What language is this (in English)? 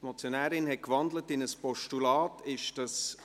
Swiss German